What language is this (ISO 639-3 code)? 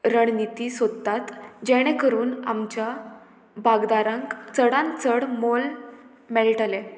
kok